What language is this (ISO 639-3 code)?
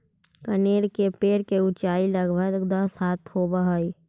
mag